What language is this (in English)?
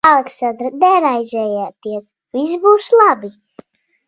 Latvian